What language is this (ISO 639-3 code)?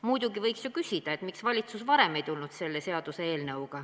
est